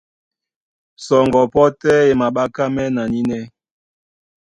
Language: Duala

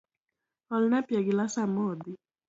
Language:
Luo (Kenya and Tanzania)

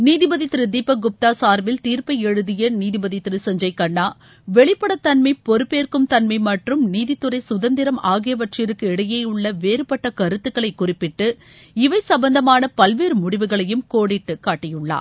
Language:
Tamil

